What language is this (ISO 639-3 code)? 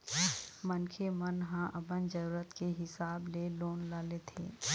hne